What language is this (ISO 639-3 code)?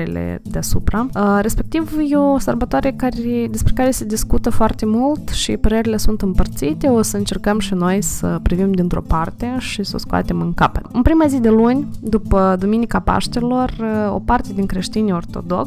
ron